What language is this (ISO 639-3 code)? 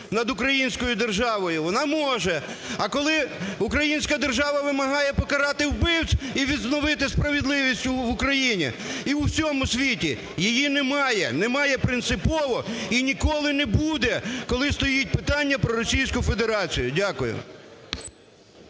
ukr